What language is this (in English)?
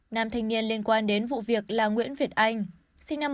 Vietnamese